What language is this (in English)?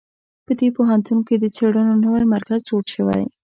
Pashto